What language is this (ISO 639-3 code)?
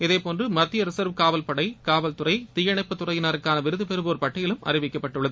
tam